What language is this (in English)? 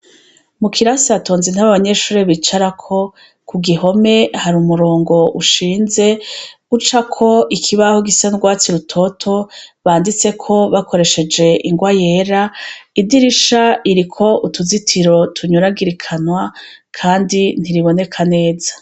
Rundi